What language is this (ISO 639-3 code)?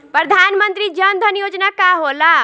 bho